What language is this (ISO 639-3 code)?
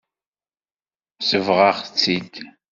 kab